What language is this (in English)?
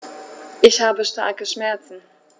German